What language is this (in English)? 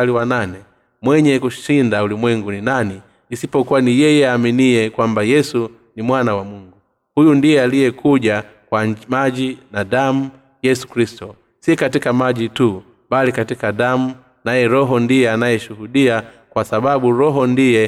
Swahili